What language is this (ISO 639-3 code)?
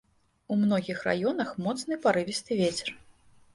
bel